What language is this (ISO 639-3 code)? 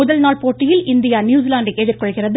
tam